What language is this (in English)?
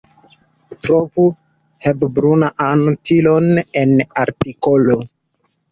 Esperanto